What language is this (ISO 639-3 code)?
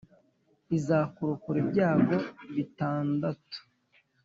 kin